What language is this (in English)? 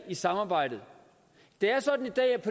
Danish